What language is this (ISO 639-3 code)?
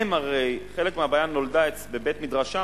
heb